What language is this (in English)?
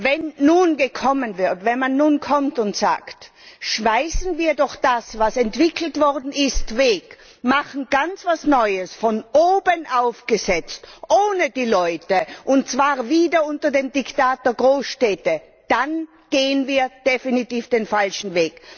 German